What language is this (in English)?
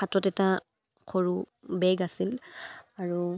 Assamese